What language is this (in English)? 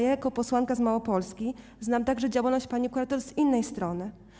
Polish